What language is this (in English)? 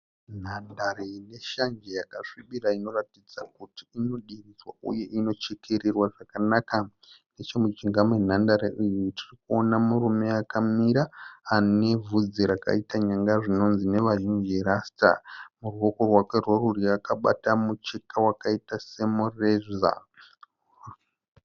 Shona